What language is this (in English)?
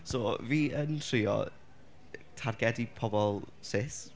Welsh